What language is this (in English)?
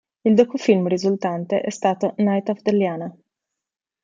Italian